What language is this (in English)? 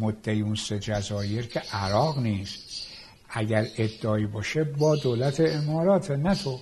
Persian